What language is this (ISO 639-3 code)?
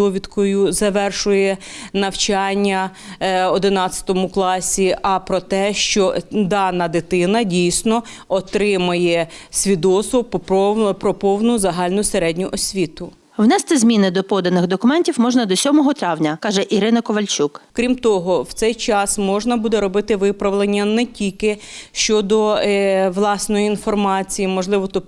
ukr